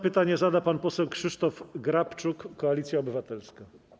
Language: Polish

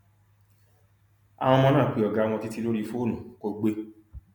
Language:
Yoruba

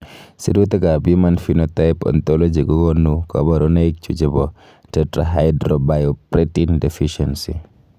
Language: Kalenjin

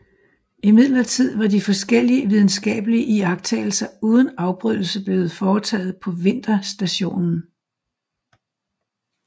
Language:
Danish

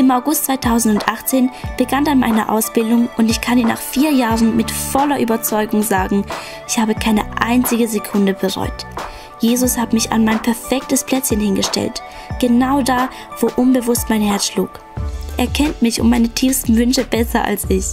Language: German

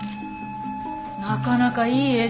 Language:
Japanese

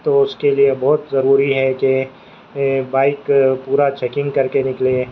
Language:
Urdu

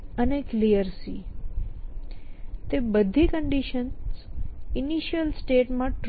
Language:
Gujarati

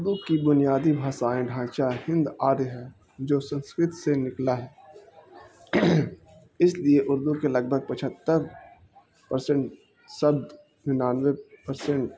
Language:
Urdu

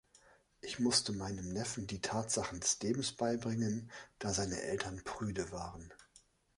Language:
German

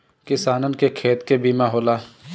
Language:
Bhojpuri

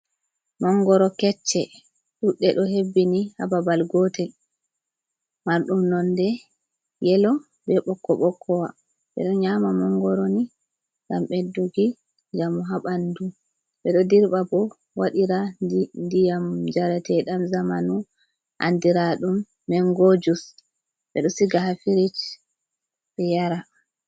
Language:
Fula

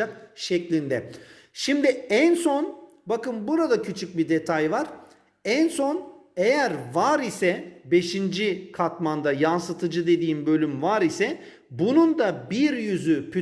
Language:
Turkish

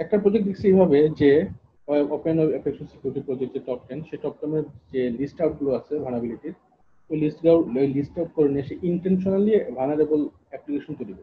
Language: Bangla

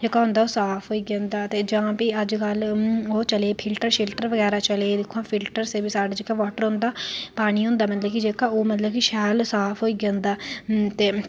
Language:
Dogri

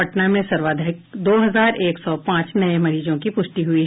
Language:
Hindi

